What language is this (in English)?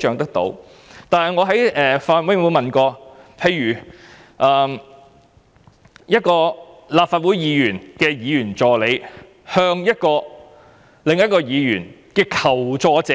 Cantonese